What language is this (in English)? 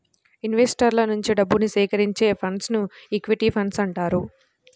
Telugu